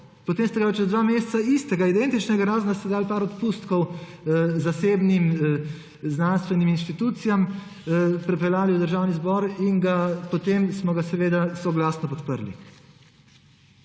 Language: Slovenian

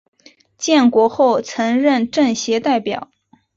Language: Chinese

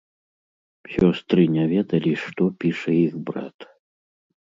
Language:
Belarusian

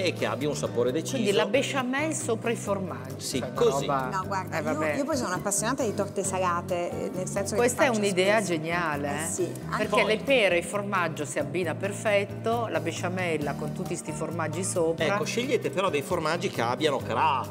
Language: Italian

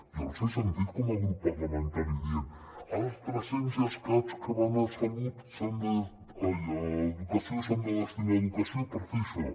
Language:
Catalan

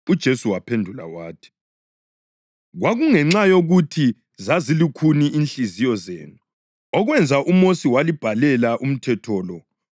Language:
North Ndebele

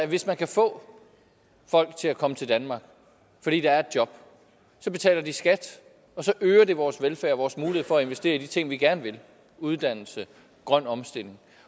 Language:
Danish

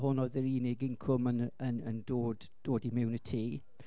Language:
Welsh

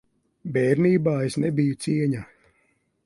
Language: Latvian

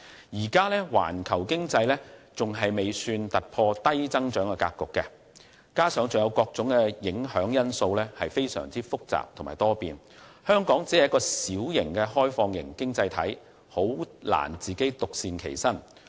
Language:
Cantonese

